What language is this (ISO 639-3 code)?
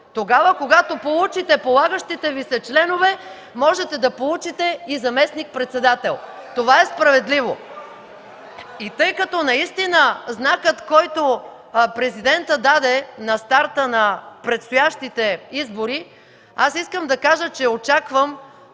bul